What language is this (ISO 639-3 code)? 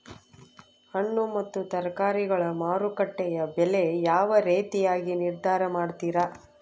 kan